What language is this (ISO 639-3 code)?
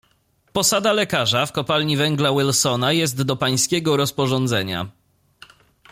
pol